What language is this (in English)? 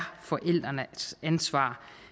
Danish